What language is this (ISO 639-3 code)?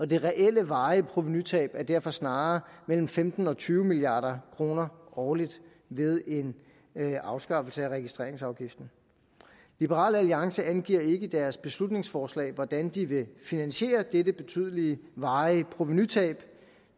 dan